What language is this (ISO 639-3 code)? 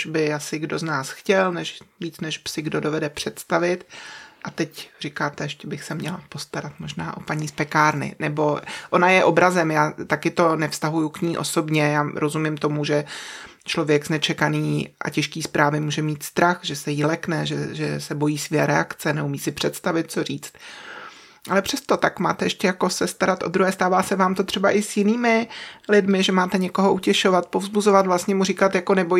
ces